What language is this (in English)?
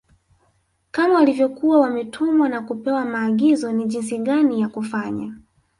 Swahili